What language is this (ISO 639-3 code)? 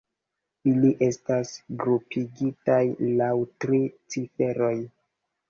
epo